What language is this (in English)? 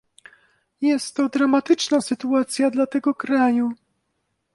Polish